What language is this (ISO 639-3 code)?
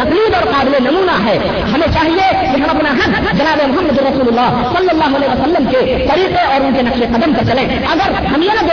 urd